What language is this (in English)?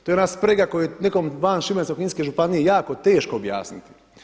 Croatian